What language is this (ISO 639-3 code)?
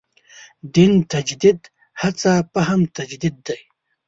pus